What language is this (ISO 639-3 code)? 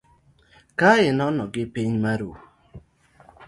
luo